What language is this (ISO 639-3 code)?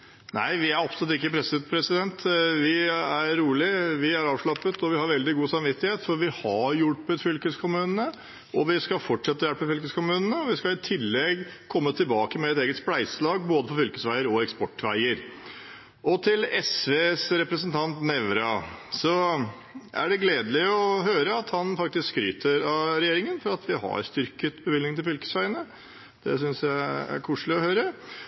nob